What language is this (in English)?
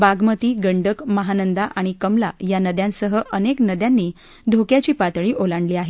Marathi